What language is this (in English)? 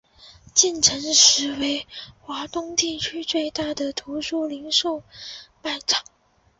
Chinese